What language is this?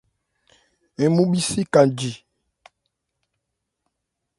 Ebrié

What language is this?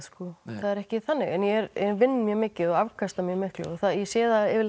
Icelandic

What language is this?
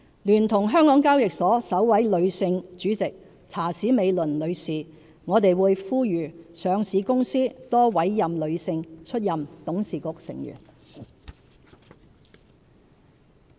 Cantonese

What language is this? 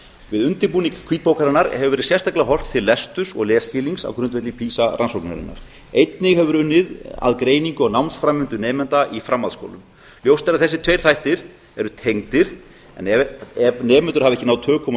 Icelandic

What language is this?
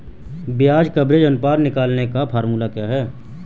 Hindi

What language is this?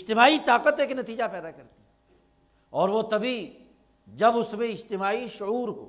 Urdu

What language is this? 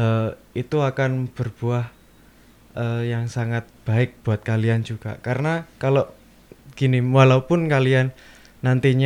Indonesian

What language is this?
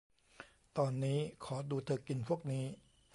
Thai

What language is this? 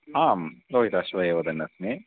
Sanskrit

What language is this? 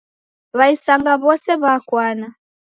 Taita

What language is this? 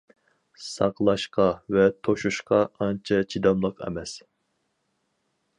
Uyghur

